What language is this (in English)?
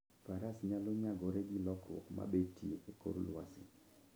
Luo (Kenya and Tanzania)